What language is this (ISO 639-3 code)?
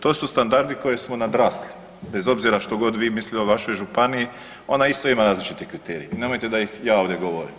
hrv